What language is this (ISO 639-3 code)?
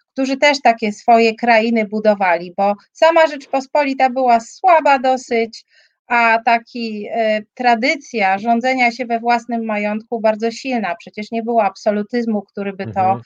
pol